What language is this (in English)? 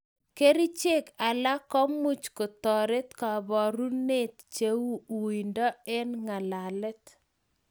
Kalenjin